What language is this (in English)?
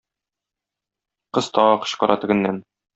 Tatar